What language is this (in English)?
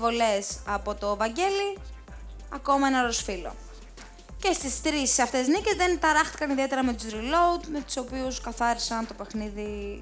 Greek